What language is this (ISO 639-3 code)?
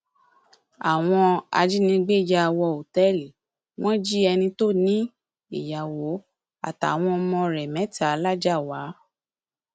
yor